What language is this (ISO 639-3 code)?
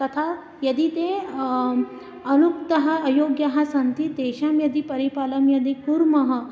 san